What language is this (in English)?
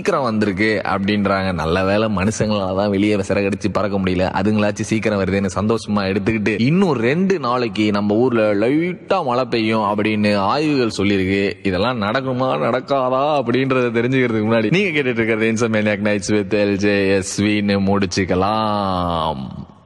Tamil